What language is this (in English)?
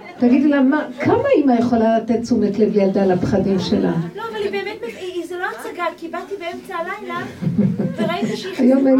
Hebrew